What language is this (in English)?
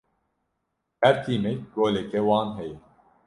Kurdish